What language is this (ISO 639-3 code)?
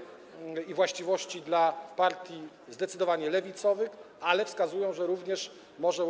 pol